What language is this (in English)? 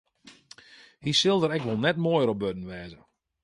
Western Frisian